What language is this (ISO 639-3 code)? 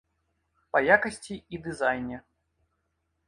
bel